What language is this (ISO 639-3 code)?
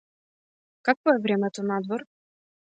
mkd